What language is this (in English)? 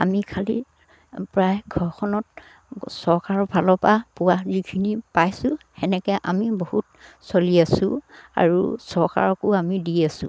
Assamese